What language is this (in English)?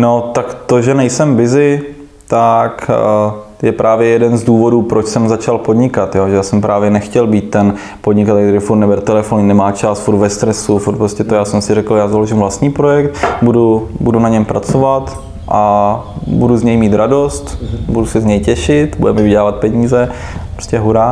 Czech